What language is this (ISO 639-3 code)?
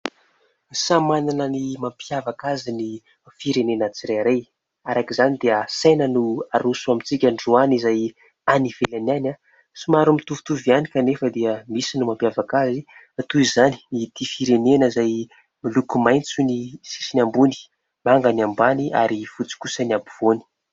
mlg